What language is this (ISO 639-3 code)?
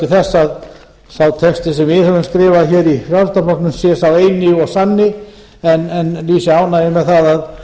isl